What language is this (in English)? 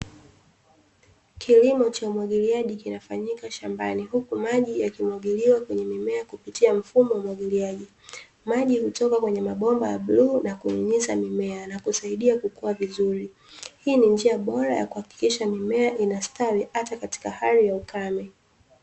Swahili